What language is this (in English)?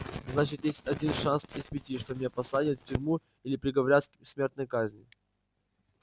Russian